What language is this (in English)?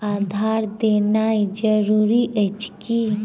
Maithili